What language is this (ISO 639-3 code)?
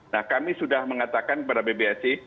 ind